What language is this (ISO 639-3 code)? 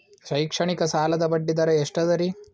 kan